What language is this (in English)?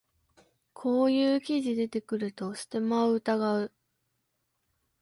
Japanese